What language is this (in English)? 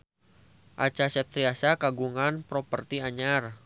Sundanese